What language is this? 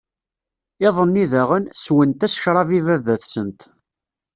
Kabyle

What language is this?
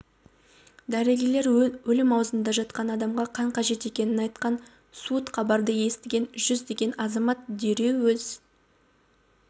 Kazakh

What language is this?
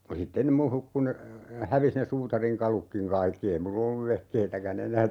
Finnish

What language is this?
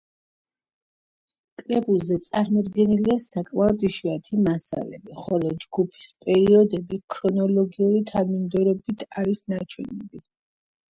Georgian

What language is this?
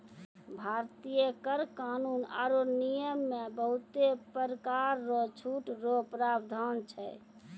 Maithili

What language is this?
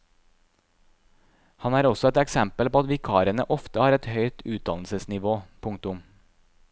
Norwegian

